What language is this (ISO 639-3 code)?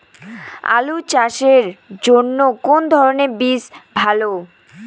ben